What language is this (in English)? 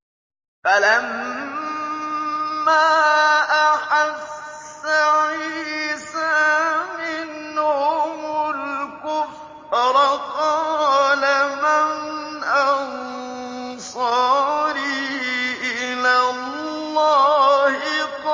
Arabic